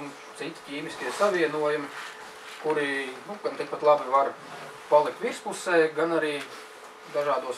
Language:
Latvian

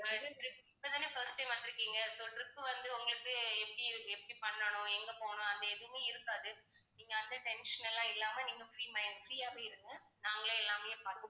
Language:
Tamil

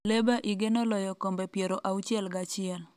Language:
Luo (Kenya and Tanzania)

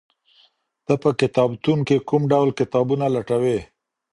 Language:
Pashto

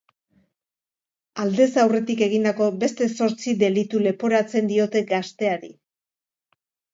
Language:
Basque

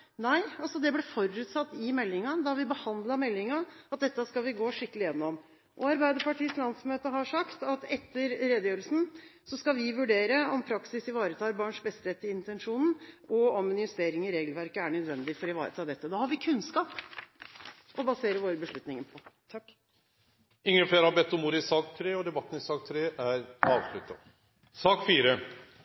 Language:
Norwegian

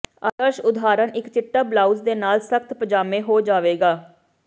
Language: Punjabi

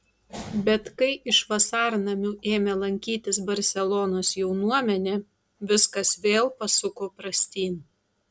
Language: Lithuanian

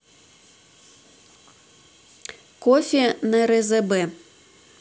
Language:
Russian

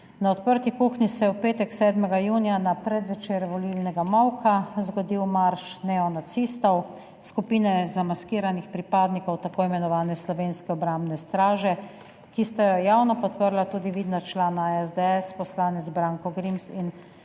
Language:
Slovenian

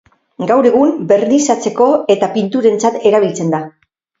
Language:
Basque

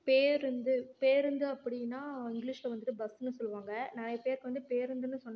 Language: Tamil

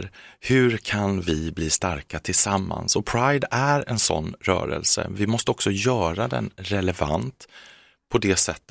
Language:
Swedish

